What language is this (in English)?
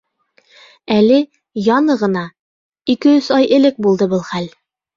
Bashkir